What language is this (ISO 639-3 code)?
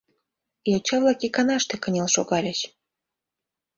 chm